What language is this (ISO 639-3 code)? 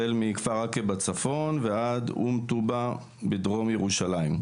heb